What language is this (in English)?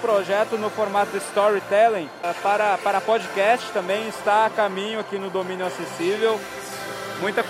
Portuguese